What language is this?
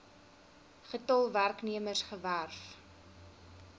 Afrikaans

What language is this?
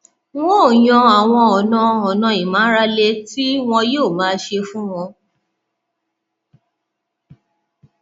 Yoruba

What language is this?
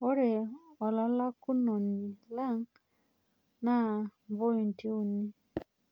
Masai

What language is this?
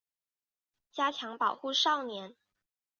Chinese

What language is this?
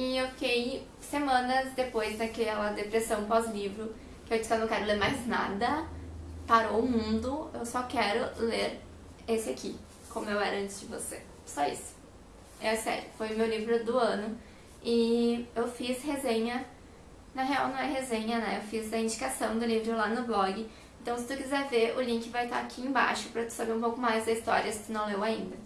Portuguese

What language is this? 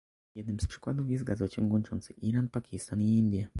Polish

